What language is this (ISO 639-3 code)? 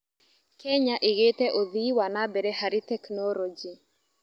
kik